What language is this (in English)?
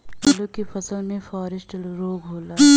Bhojpuri